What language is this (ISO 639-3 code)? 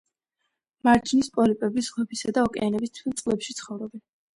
kat